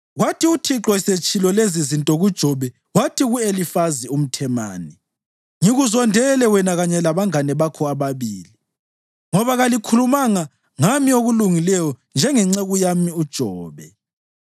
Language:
North Ndebele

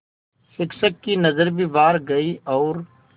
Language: Hindi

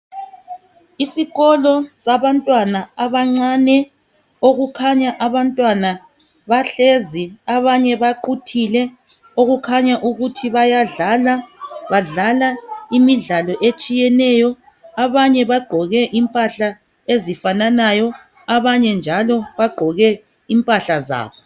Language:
North Ndebele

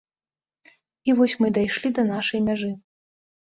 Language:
Belarusian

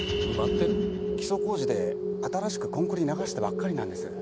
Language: Japanese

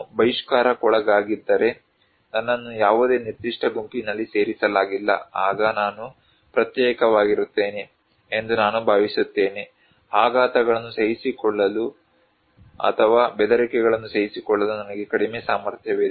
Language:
Kannada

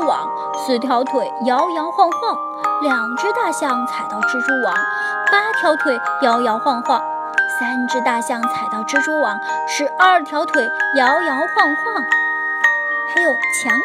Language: Chinese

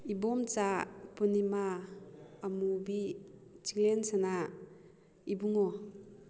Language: Manipuri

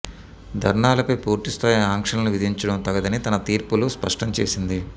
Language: Telugu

